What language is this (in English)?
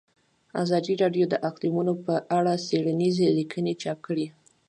Pashto